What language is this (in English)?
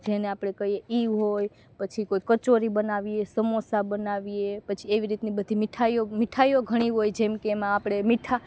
Gujarati